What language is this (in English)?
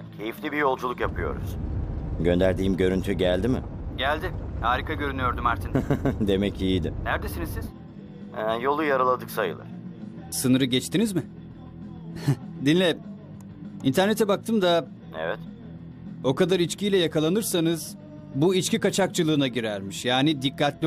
Turkish